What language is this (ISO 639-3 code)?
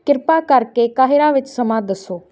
pan